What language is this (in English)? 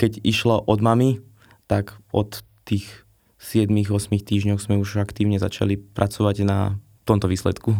Slovak